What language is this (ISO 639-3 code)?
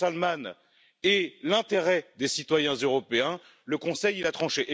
fra